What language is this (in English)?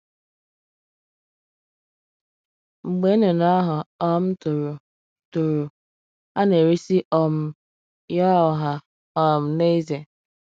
Igbo